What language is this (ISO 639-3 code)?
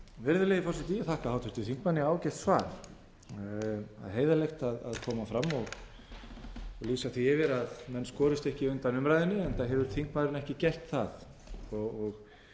isl